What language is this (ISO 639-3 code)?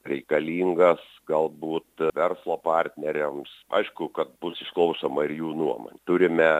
lit